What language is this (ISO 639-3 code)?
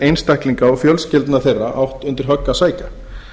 isl